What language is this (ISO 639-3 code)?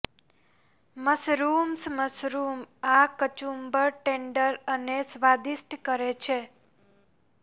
guj